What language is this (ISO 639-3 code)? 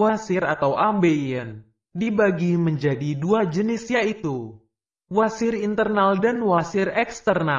ind